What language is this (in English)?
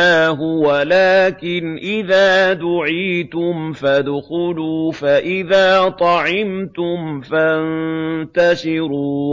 Arabic